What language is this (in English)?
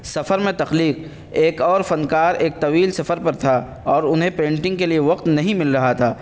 Urdu